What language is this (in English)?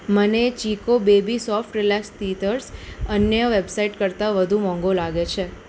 Gujarati